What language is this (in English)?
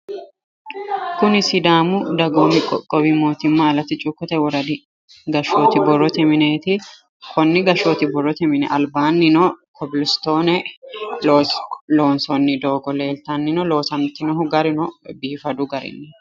Sidamo